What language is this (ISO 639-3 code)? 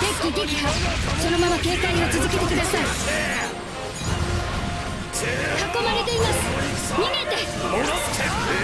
jpn